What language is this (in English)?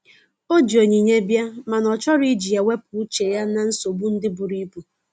Igbo